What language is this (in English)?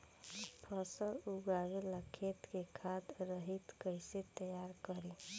Bhojpuri